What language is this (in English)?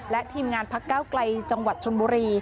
Thai